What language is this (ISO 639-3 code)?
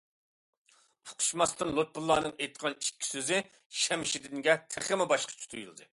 uig